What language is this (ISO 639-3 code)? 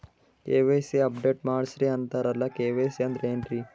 kan